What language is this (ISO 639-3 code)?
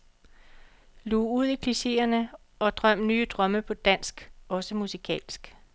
dan